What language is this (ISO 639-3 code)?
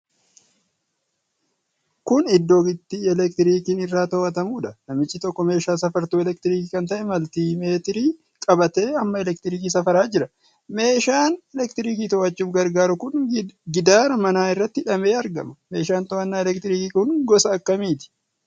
orm